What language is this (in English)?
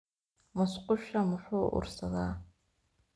Somali